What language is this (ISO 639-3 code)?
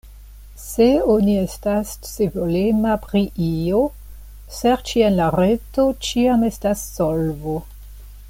epo